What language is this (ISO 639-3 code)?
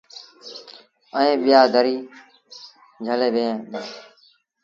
sbn